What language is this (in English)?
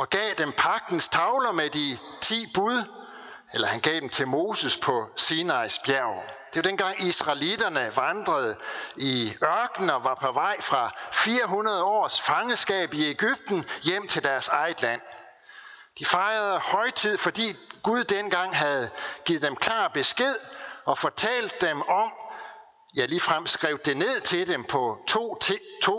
Danish